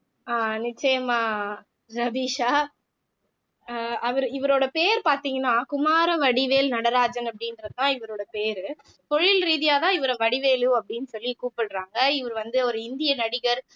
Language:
Tamil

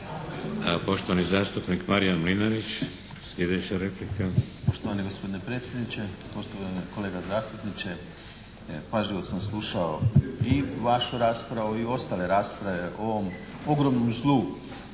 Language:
Croatian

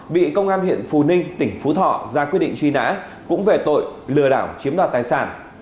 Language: Vietnamese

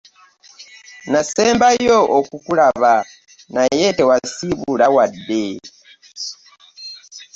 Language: Ganda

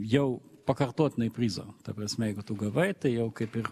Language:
Lithuanian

